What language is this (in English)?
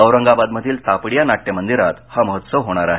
Marathi